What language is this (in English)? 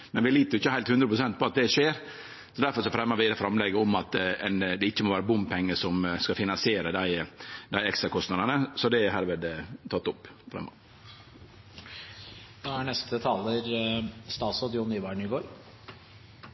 Norwegian Nynorsk